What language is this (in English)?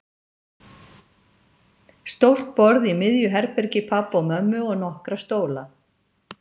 Icelandic